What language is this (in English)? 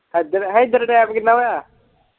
Punjabi